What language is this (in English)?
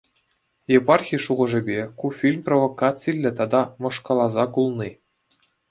Chuvash